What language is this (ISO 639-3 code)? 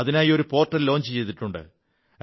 mal